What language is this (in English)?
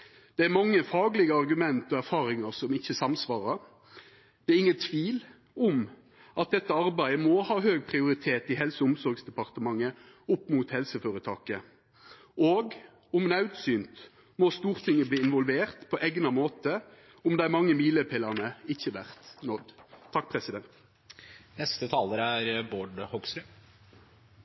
Norwegian